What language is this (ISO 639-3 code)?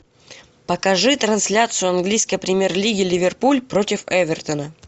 rus